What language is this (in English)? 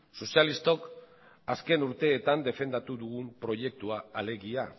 Basque